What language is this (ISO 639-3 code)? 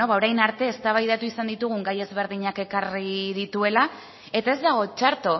eus